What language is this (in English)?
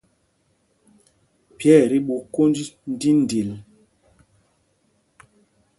Mpumpong